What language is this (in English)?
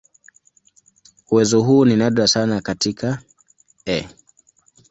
Swahili